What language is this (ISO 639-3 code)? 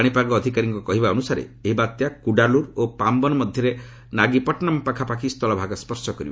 ori